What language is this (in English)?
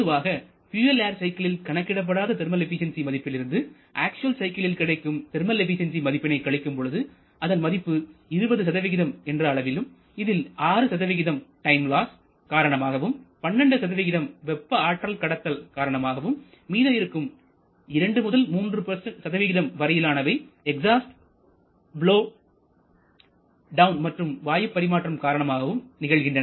Tamil